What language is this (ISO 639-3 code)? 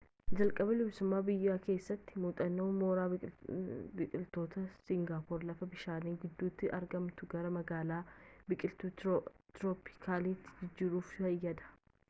orm